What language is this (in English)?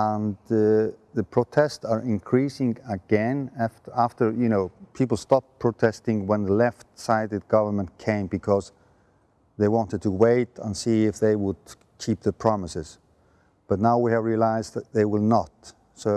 English